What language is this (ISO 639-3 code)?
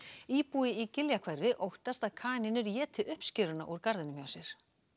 isl